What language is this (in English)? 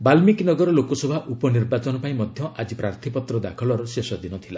Odia